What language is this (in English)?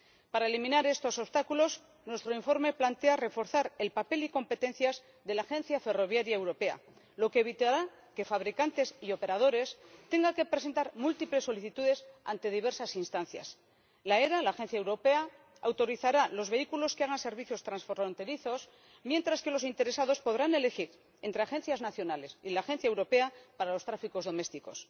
Spanish